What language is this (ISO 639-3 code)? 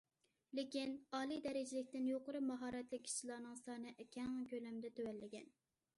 uig